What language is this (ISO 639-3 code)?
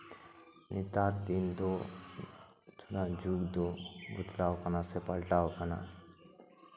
sat